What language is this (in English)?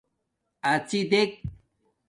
Domaaki